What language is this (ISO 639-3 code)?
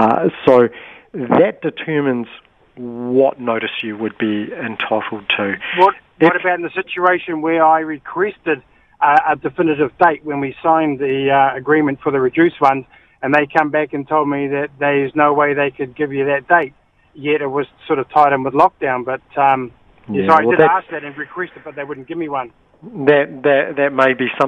eng